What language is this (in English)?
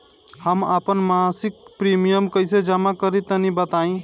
Bhojpuri